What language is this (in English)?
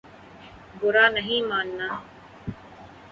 Urdu